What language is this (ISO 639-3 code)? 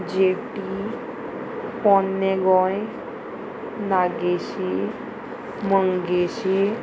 kok